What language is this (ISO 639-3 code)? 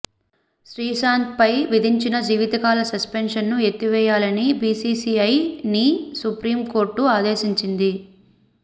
tel